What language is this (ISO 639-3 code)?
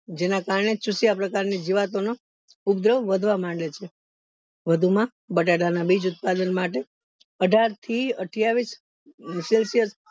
guj